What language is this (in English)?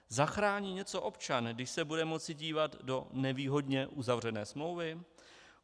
Czech